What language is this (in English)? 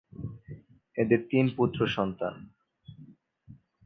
Bangla